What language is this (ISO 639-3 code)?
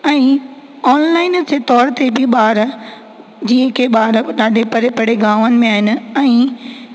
snd